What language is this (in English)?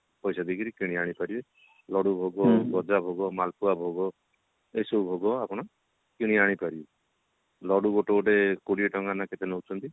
Odia